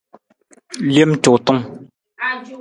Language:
Nawdm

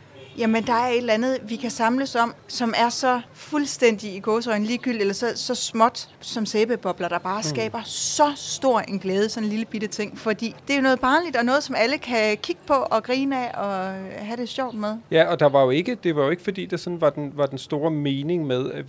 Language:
Danish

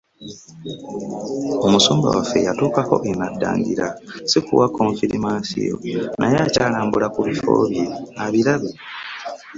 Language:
Ganda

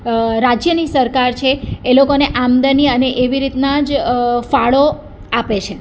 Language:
Gujarati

